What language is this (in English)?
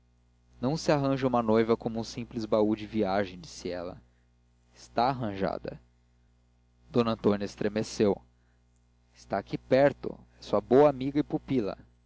Portuguese